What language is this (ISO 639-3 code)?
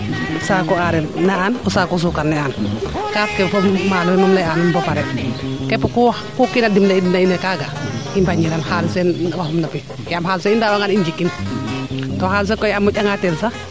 srr